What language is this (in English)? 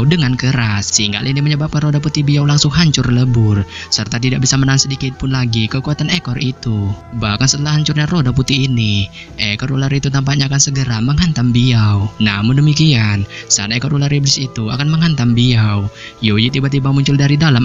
Indonesian